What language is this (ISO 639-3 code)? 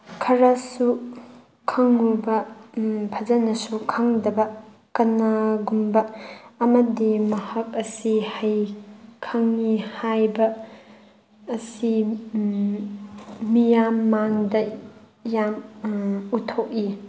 mni